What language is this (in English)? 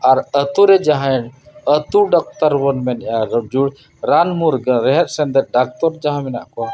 Santali